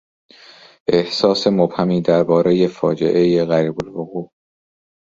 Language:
Persian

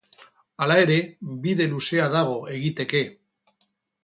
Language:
Basque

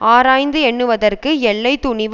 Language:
Tamil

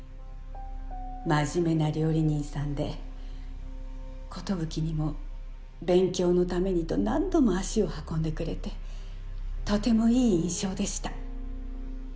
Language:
Japanese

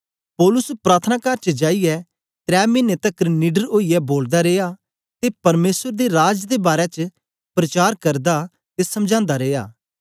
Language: Dogri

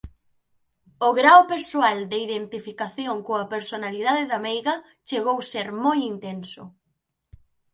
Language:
Galician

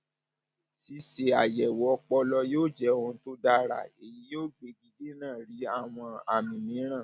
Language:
Yoruba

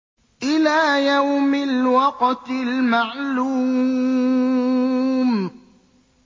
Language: Arabic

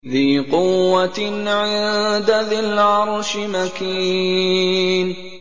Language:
Arabic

